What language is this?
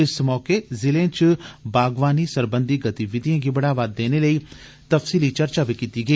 Dogri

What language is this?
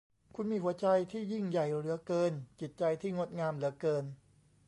Thai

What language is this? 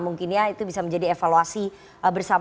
Indonesian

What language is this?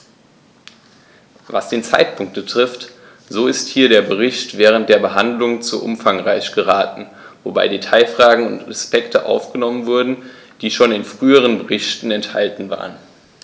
German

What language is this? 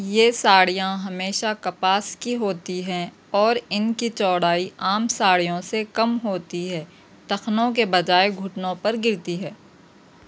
Urdu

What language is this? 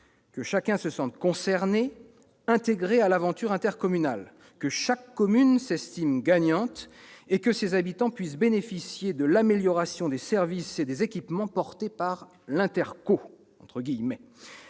French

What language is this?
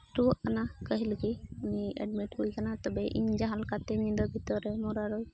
Santali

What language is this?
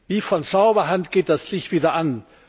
German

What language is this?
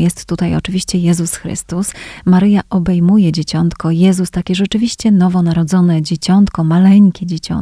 Polish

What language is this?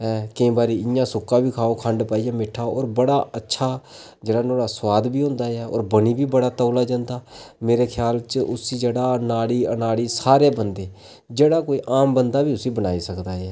Dogri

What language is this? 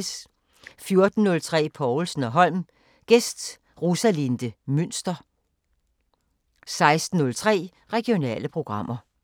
Danish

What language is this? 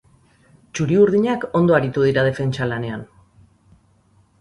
Basque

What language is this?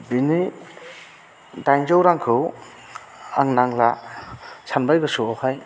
Bodo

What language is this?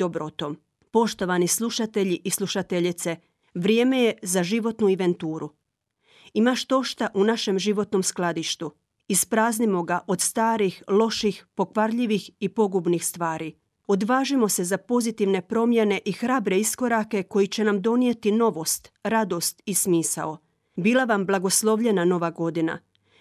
Croatian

